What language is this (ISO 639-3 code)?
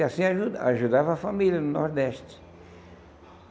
por